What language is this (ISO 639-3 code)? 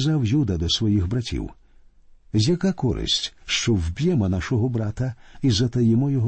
ukr